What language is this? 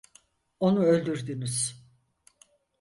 Turkish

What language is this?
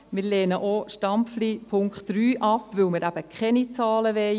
Swiss German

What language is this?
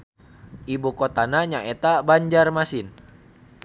Sundanese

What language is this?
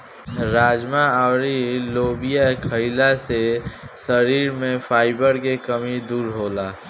Bhojpuri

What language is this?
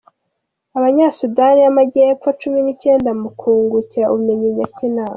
Kinyarwanda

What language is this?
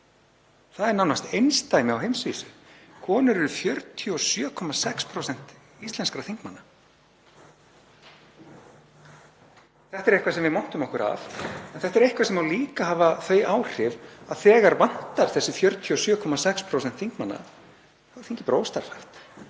Icelandic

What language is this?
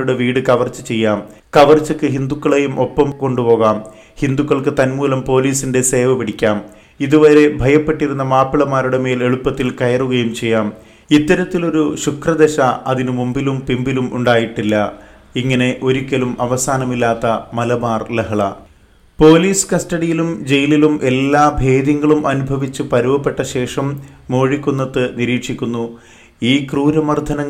Malayalam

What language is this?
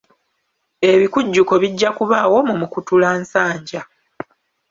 Ganda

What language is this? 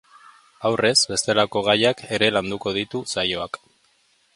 Basque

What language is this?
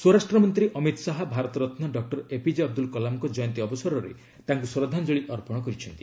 Odia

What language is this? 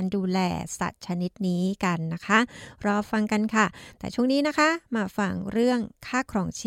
Thai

